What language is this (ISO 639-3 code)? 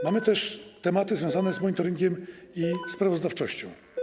pol